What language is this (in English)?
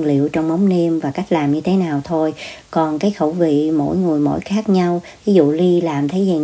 Vietnamese